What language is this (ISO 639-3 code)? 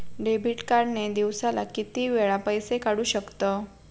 mar